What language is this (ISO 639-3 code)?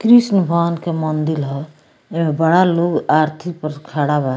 bho